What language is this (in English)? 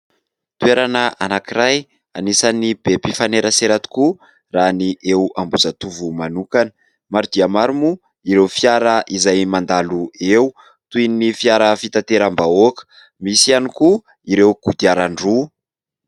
Malagasy